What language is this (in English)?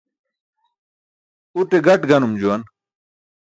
Burushaski